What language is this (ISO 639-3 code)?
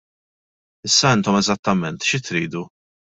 mlt